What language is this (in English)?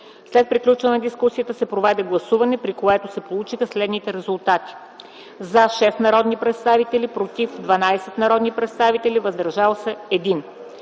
Bulgarian